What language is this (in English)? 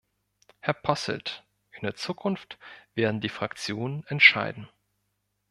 German